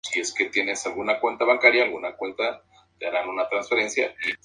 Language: Spanish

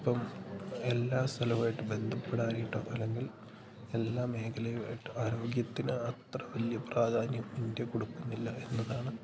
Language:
Malayalam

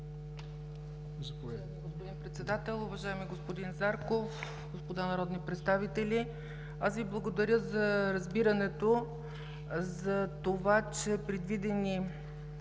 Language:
Bulgarian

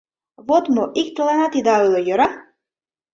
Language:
Mari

